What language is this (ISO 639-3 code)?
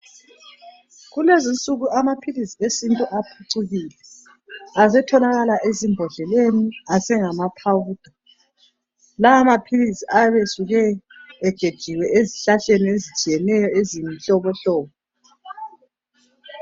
nde